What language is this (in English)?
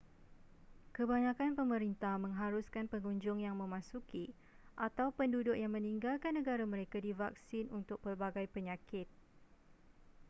Malay